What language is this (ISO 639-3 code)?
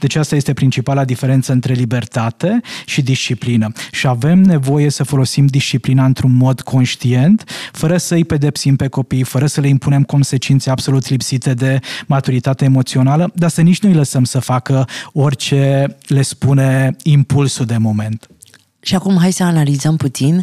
ron